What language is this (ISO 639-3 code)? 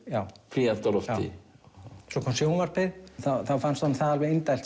isl